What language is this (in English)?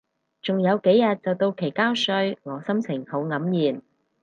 Cantonese